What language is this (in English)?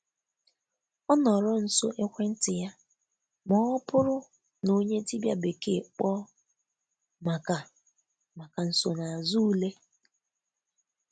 Igbo